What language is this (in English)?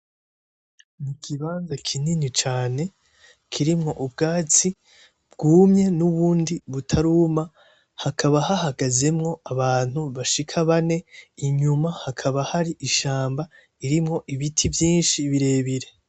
Rundi